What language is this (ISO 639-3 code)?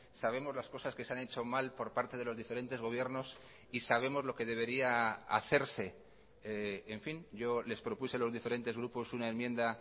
spa